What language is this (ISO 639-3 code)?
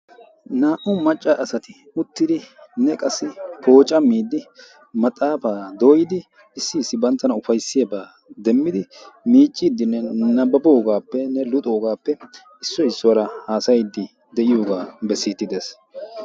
wal